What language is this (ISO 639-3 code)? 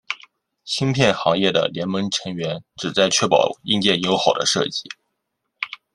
zho